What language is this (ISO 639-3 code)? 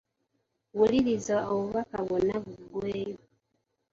lug